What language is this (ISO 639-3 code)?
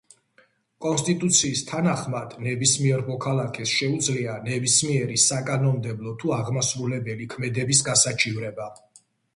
kat